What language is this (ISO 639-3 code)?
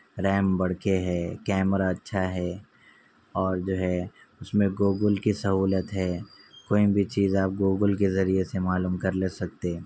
urd